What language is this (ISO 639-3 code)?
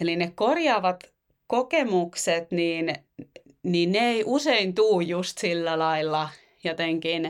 fin